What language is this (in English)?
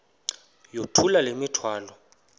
Xhosa